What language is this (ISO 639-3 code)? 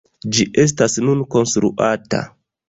epo